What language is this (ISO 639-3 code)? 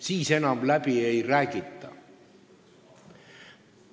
est